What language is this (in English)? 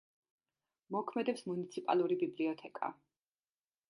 Georgian